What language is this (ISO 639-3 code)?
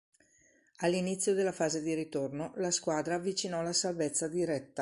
ita